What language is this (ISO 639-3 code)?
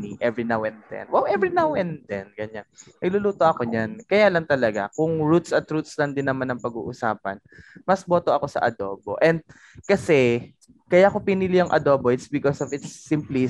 fil